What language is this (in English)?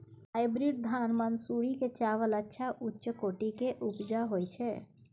Maithili